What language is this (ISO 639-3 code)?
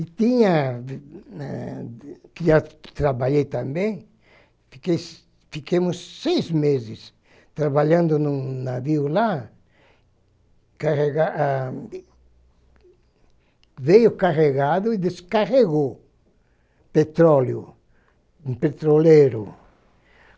por